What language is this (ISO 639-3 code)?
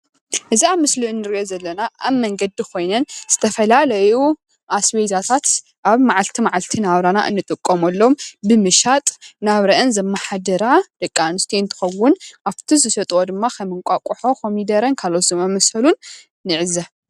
tir